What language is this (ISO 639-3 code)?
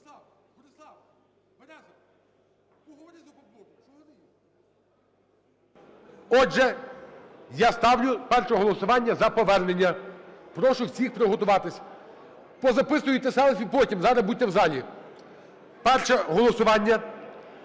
ukr